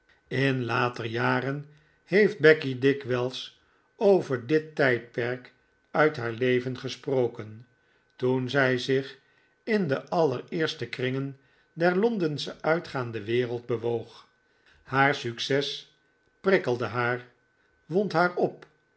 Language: Dutch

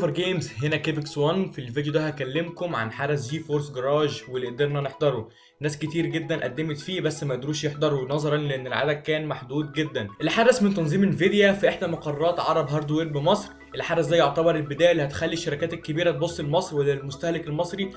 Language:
Arabic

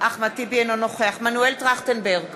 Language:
Hebrew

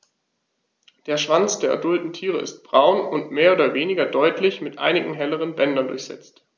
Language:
German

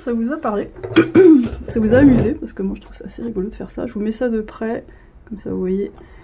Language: French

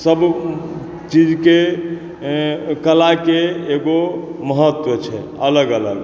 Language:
Maithili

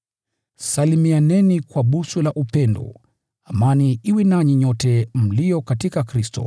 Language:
Swahili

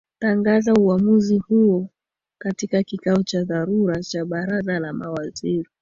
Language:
Swahili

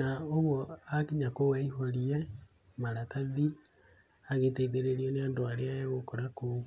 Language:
Kikuyu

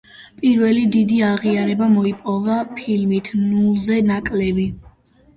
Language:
Georgian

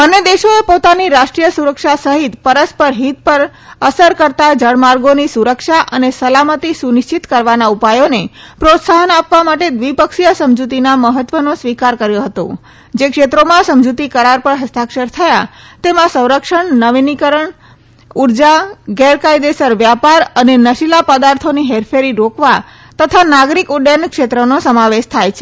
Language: Gujarati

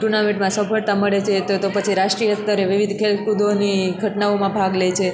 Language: Gujarati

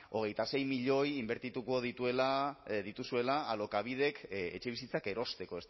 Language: Basque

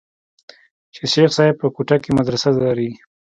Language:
Pashto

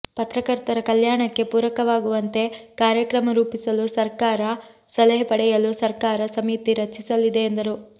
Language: Kannada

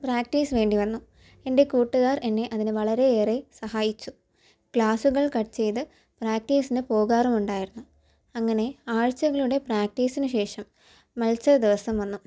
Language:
Malayalam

